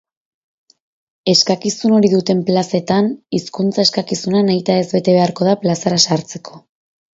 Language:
Basque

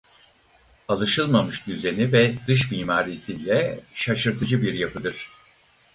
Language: Turkish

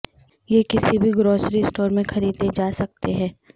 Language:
Urdu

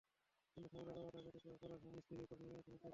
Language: Bangla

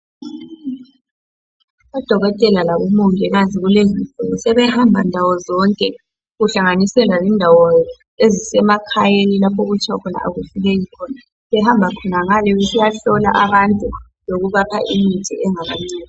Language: North Ndebele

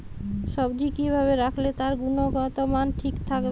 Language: Bangla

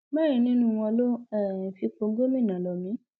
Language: Yoruba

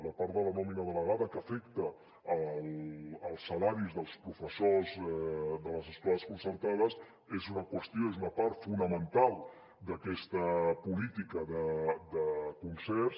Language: Catalan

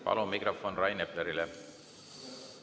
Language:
Estonian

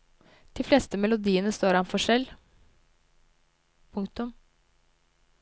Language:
Norwegian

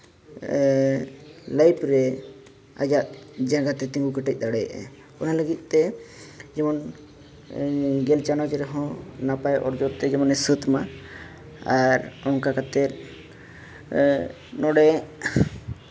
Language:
Santali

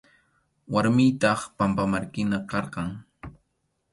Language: Arequipa-La Unión Quechua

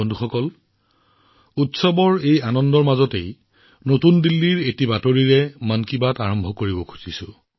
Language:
Assamese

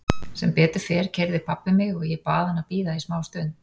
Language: Icelandic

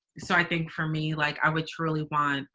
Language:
English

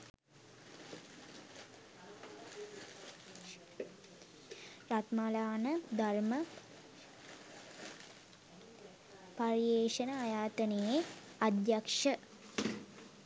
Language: Sinhala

